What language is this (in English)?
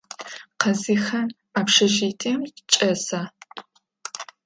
Adyghe